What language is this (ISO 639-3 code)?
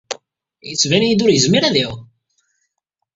kab